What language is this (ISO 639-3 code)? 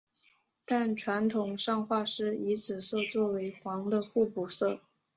zho